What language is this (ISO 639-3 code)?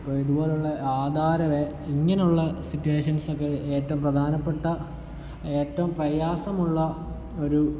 mal